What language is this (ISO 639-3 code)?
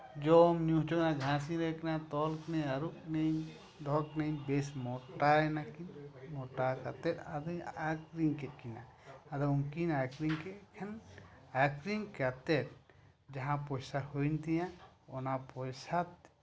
sat